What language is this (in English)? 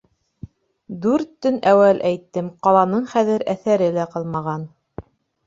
Bashkir